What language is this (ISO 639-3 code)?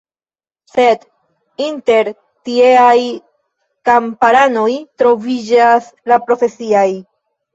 epo